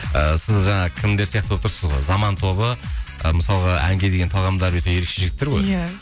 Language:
Kazakh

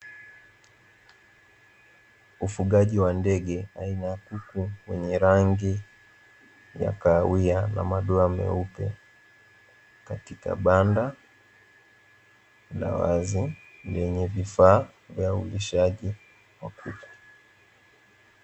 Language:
Swahili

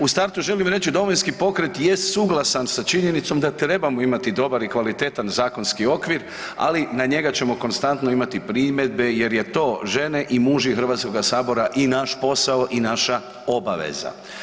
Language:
Croatian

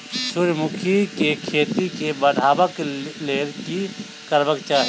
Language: Maithili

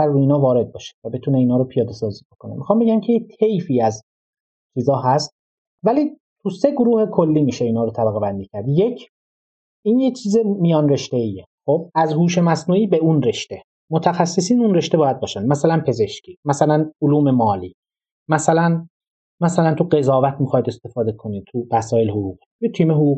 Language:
Persian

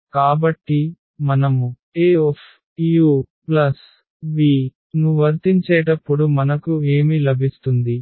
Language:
Telugu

